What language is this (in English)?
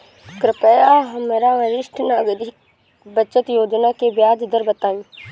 Bhojpuri